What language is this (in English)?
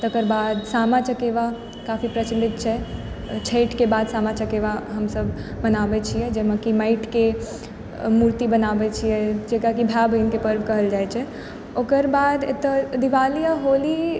Maithili